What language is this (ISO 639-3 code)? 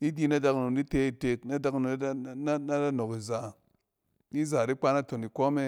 cen